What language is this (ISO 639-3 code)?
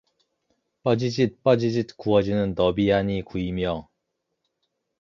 kor